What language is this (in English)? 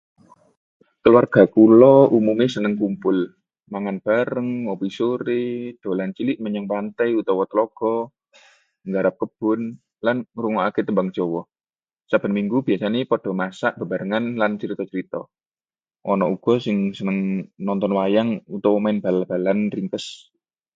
Javanese